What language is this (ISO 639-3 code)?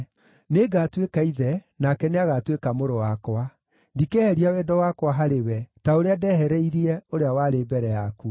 kik